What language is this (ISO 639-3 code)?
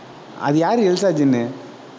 tam